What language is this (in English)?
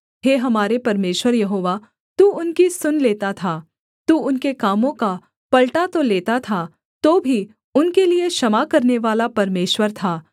Hindi